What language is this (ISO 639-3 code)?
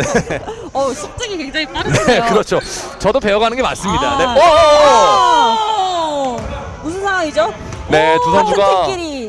kor